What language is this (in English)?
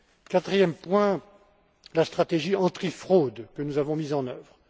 French